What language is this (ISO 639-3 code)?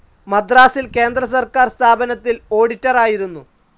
mal